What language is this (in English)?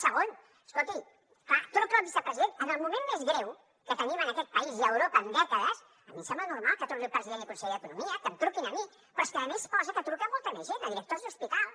Catalan